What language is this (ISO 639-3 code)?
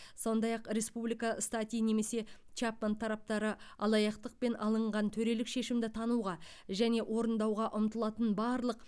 kaz